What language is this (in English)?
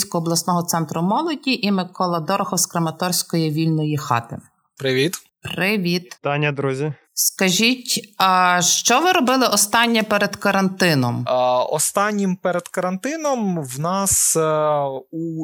Ukrainian